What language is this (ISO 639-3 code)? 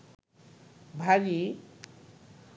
ben